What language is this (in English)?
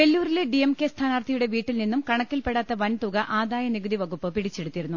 Malayalam